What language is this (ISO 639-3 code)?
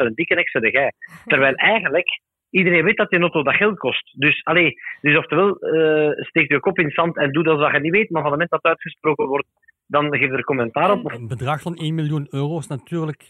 nld